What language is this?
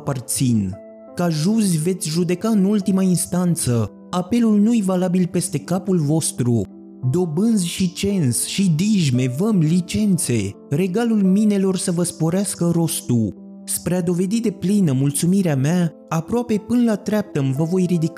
Romanian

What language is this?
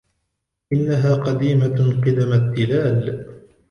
Arabic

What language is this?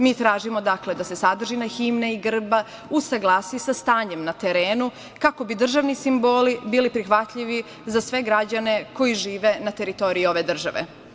Serbian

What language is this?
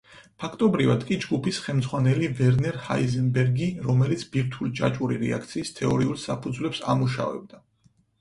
Georgian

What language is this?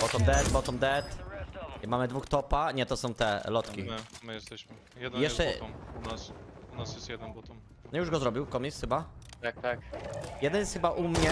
Polish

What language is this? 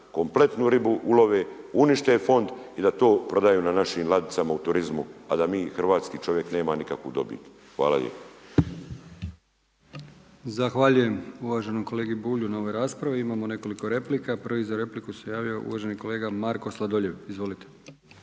Croatian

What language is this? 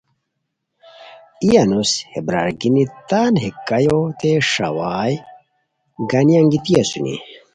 Khowar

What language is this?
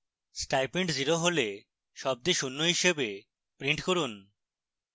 Bangla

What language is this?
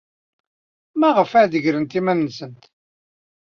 Kabyle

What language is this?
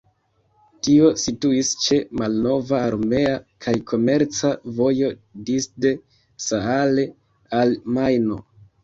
Esperanto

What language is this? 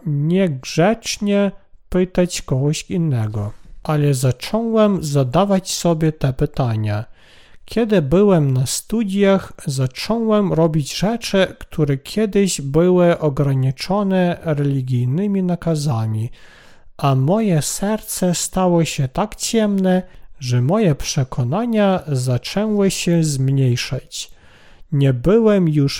Polish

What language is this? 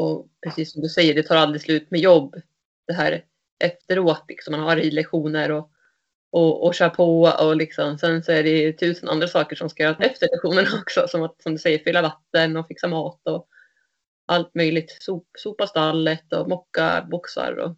Swedish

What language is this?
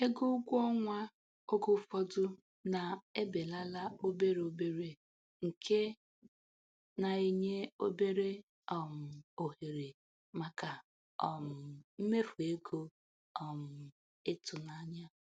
Igbo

